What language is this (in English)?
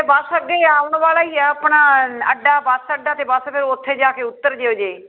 Punjabi